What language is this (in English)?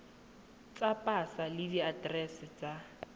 Tswana